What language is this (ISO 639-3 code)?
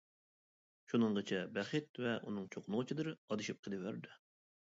uig